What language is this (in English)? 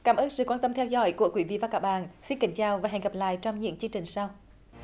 Vietnamese